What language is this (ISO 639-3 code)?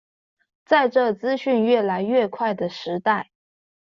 zho